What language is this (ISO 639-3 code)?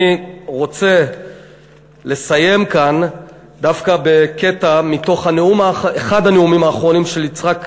heb